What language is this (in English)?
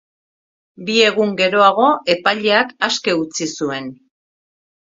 Basque